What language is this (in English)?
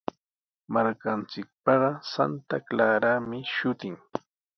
Sihuas Ancash Quechua